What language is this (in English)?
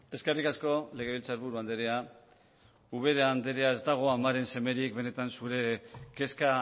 Basque